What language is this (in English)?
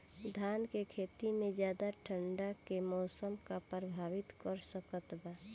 Bhojpuri